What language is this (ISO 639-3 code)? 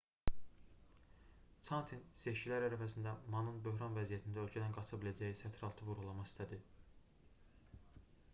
aze